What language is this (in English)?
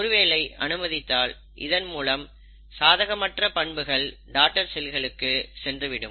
Tamil